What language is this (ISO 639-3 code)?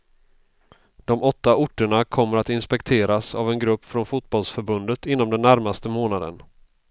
swe